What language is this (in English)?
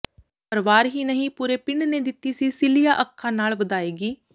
Punjabi